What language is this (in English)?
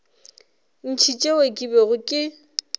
Northern Sotho